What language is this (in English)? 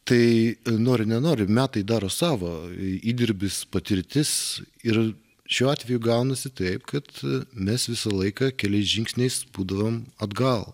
Lithuanian